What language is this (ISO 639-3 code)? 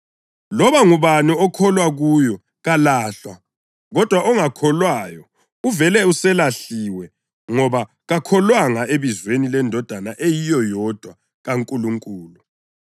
nde